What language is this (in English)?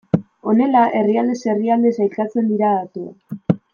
Basque